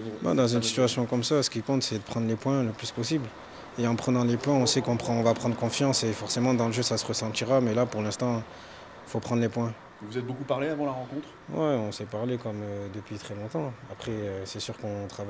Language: French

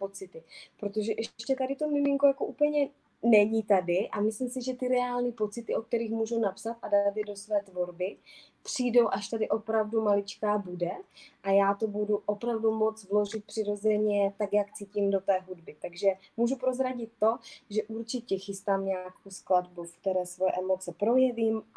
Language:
Czech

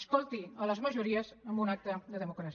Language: Catalan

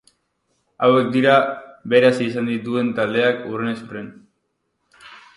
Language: Basque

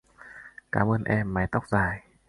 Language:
Vietnamese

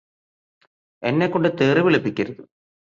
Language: Malayalam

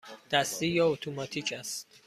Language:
Persian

